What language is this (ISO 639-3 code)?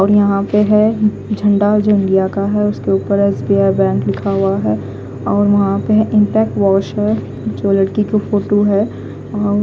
hin